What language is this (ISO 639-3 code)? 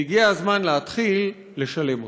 heb